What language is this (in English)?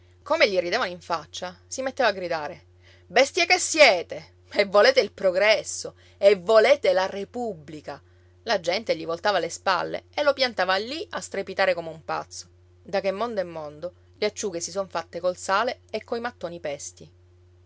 Italian